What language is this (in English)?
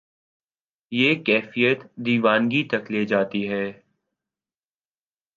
Urdu